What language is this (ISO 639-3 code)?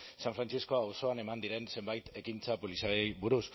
eus